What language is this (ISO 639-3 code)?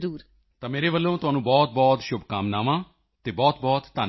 pan